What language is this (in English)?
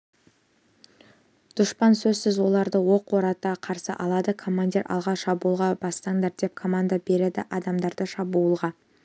Kazakh